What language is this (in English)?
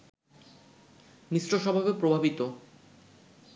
Bangla